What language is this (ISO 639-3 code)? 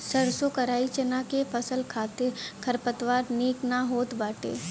bho